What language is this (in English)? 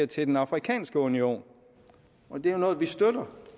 Danish